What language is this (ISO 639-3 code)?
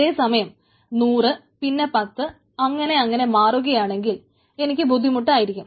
mal